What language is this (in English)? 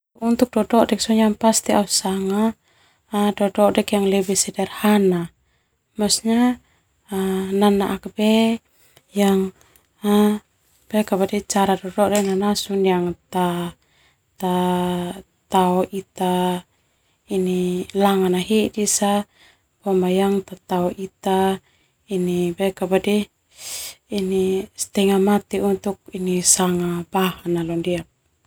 Termanu